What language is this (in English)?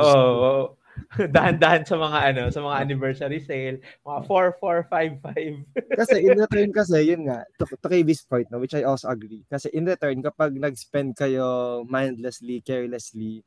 Filipino